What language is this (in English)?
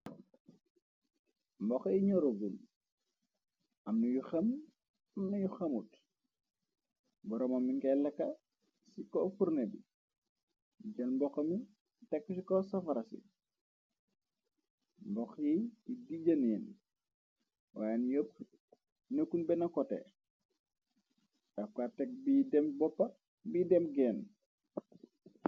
Wolof